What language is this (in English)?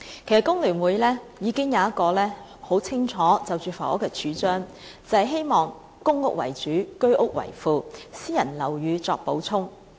Cantonese